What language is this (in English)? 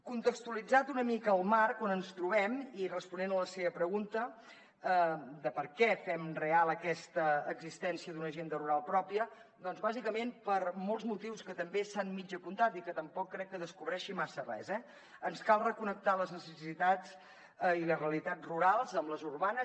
Catalan